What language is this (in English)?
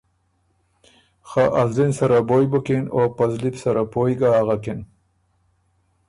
Ormuri